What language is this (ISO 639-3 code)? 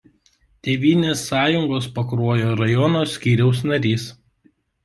lit